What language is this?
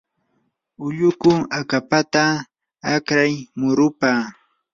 Yanahuanca Pasco Quechua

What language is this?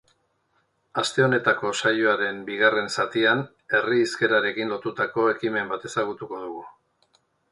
Basque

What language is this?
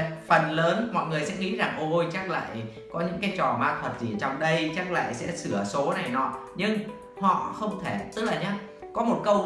Vietnamese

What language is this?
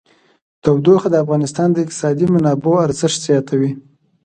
Pashto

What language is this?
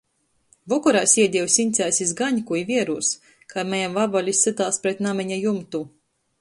Latgalian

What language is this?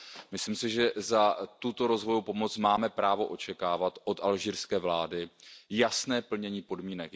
Czech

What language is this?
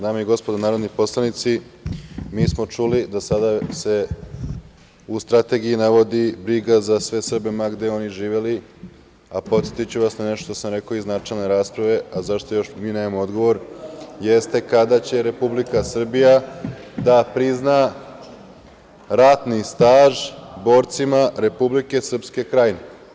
Serbian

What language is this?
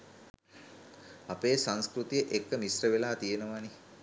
Sinhala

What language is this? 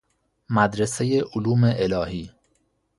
Persian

